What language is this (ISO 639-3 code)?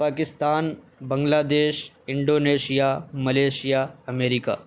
urd